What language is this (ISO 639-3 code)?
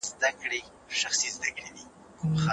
pus